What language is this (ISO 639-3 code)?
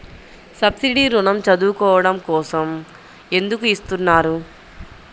tel